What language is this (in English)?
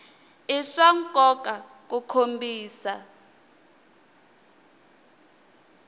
Tsonga